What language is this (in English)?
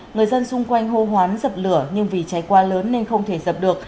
Vietnamese